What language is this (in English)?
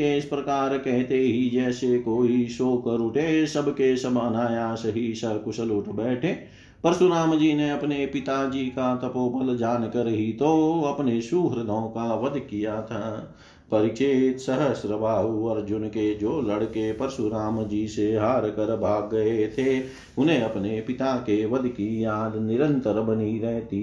Hindi